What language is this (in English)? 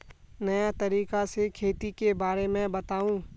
Magahi